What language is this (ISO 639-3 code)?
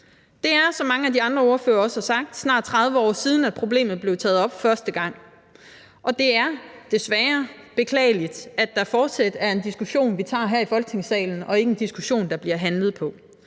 dan